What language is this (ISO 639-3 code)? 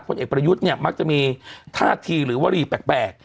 tha